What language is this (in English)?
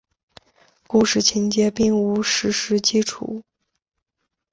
Chinese